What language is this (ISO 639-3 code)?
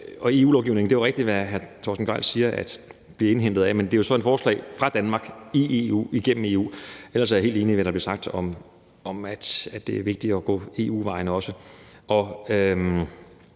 dan